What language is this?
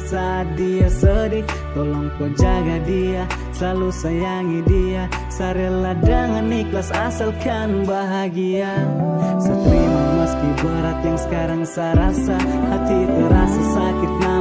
Indonesian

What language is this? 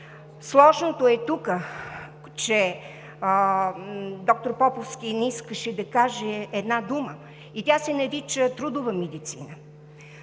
Bulgarian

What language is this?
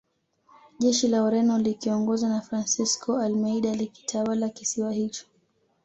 Swahili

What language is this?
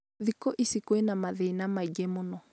Kikuyu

